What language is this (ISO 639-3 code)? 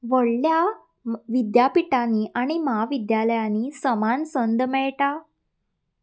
kok